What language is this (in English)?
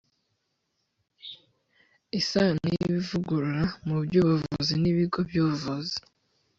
Kinyarwanda